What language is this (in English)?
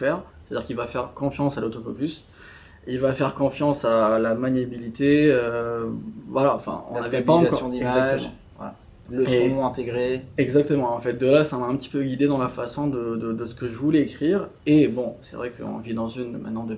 French